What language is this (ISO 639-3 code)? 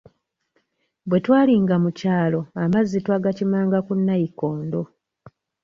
lug